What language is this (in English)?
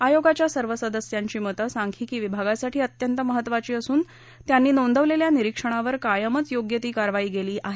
Marathi